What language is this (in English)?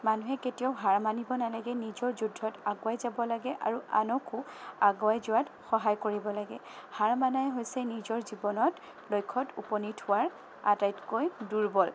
Assamese